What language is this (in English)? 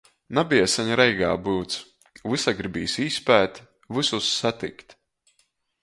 Latgalian